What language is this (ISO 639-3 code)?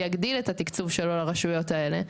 heb